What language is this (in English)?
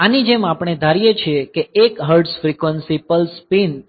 Gujarati